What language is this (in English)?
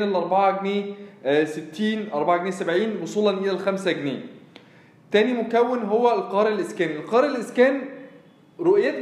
Arabic